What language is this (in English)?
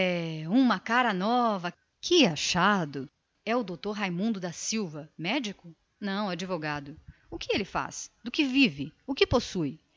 Portuguese